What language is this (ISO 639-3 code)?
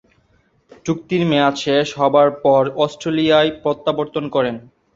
ben